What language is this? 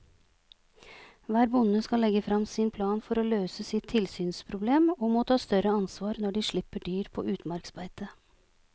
Norwegian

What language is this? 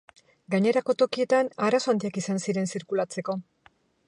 Basque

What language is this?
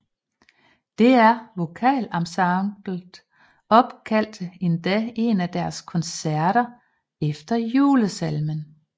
Danish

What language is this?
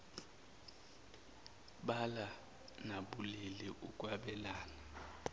Zulu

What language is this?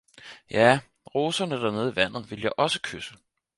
Danish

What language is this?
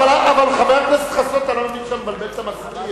Hebrew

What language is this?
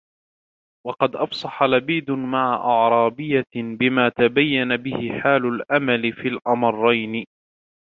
Arabic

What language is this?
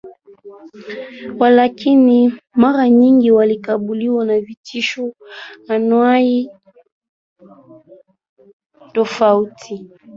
Swahili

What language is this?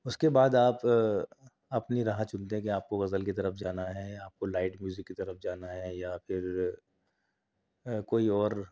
Urdu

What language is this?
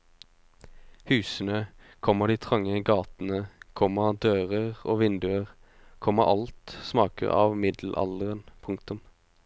Norwegian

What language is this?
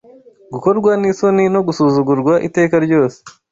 Kinyarwanda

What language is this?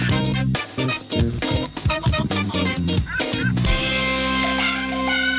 Thai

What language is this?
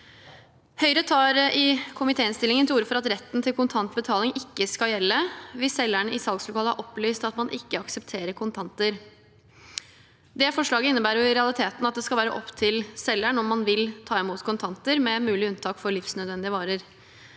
Norwegian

